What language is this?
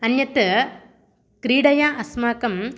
Sanskrit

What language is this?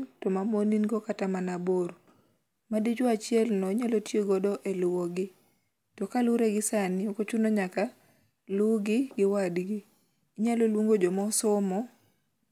Luo (Kenya and Tanzania)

